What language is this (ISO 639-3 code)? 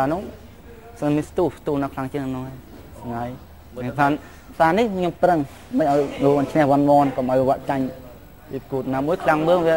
tha